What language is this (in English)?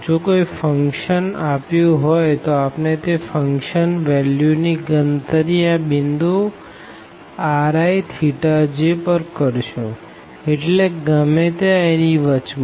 Gujarati